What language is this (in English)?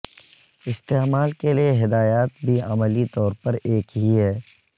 Urdu